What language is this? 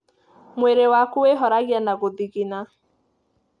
Kikuyu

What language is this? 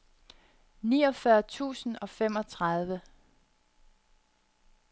Danish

